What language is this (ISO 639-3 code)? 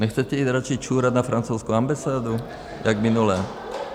ces